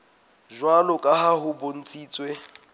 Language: Southern Sotho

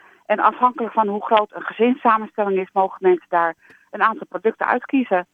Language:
Dutch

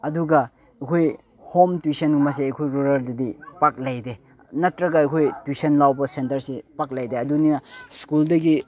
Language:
Manipuri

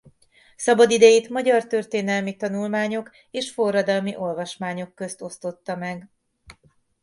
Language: Hungarian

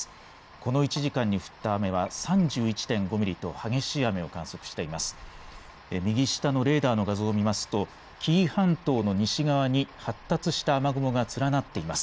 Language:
Japanese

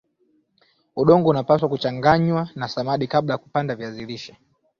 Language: Swahili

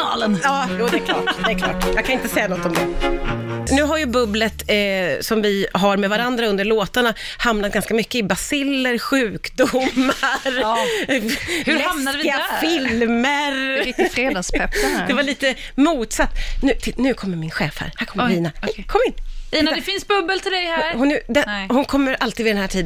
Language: Swedish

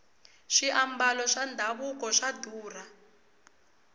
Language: Tsonga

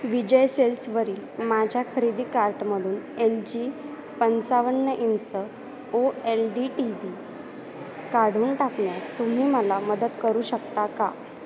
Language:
Marathi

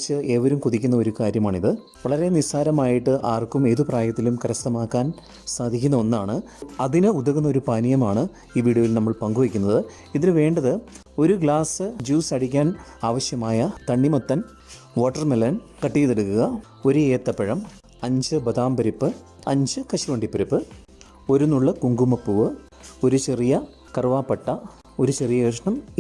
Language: Malayalam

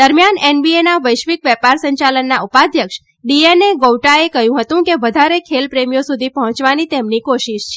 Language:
Gujarati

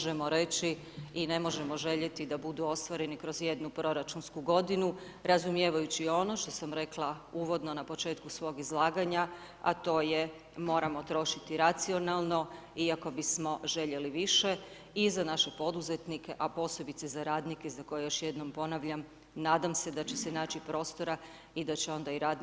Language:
Croatian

